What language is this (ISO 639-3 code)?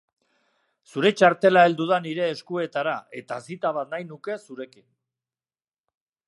eus